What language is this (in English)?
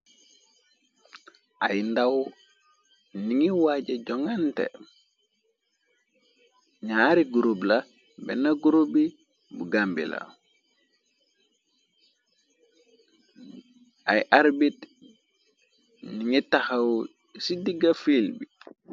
Wolof